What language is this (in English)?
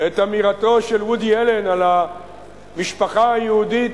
Hebrew